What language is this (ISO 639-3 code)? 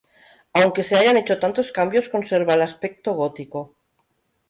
spa